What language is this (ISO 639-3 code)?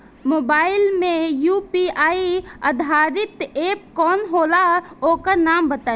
bho